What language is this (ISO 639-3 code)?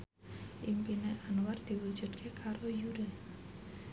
jav